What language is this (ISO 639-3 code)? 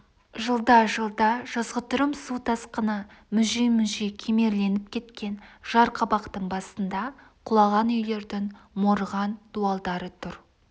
kaz